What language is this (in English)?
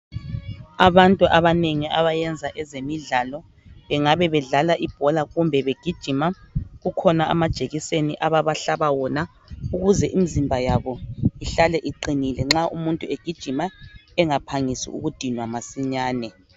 North Ndebele